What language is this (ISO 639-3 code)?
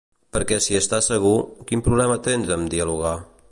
cat